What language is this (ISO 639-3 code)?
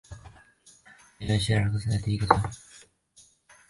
zho